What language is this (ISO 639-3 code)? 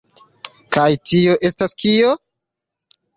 epo